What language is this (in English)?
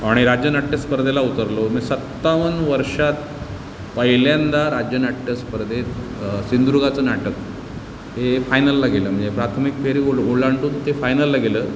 Marathi